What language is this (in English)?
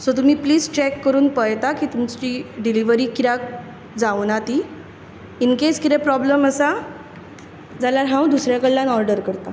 Konkani